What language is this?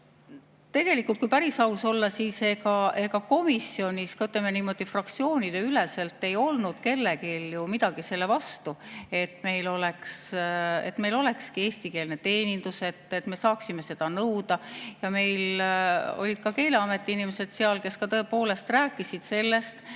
Estonian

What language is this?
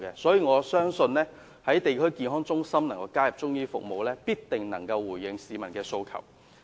Cantonese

